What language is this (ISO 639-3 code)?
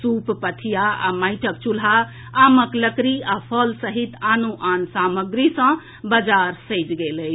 mai